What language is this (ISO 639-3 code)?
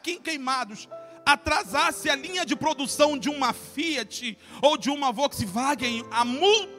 por